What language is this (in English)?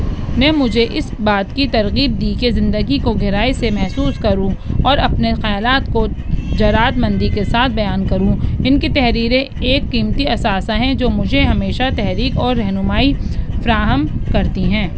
Urdu